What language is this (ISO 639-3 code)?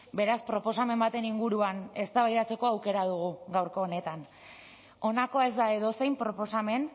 eus